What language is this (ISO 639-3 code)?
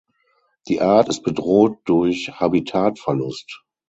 deu